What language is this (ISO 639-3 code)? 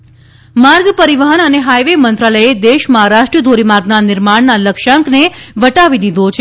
guj